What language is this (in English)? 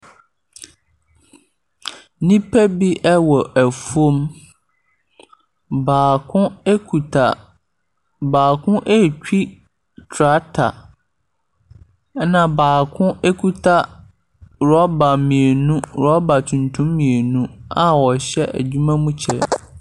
Akan